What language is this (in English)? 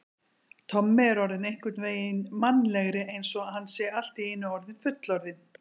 Icelandic